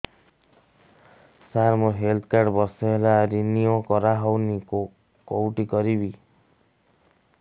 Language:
Odia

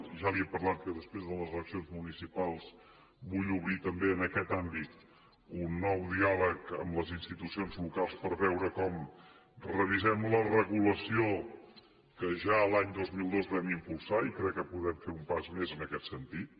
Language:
Catalan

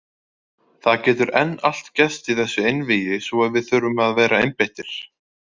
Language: Icelandic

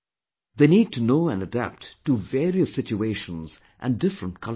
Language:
English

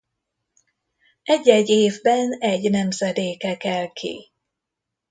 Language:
Hungarian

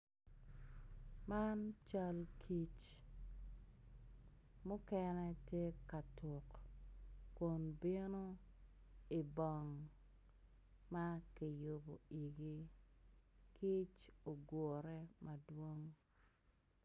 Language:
Acoli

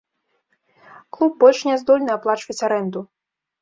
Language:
Belarusian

